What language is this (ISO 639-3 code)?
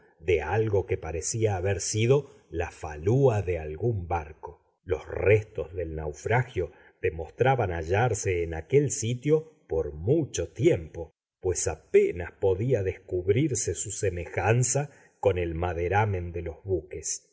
spa